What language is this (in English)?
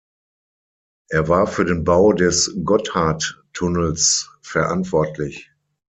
German